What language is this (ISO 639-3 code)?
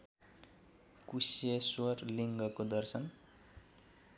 nep